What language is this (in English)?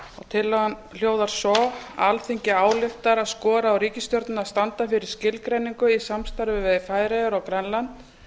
Icelandic